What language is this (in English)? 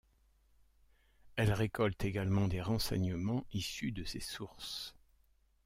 French